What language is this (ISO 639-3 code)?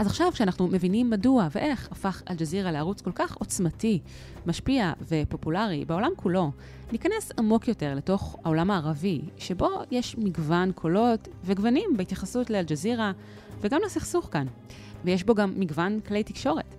heb